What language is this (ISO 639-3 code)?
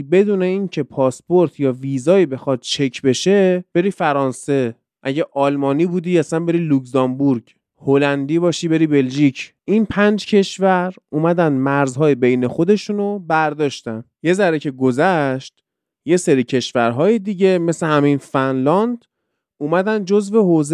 fas